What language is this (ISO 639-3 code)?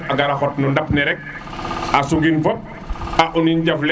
srr